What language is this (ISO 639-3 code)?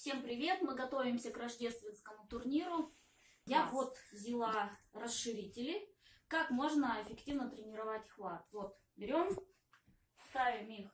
rus